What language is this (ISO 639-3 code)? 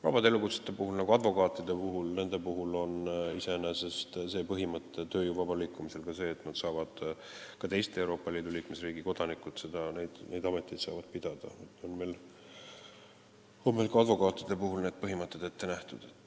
est